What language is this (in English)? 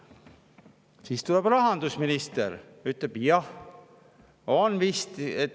Estonian